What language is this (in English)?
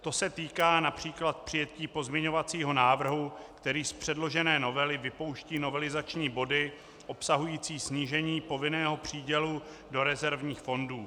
Czech